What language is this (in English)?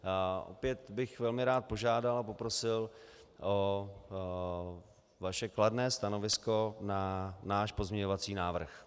Czech